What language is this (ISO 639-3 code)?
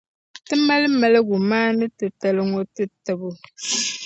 dag